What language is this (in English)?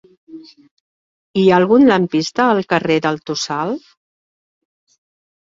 Catalan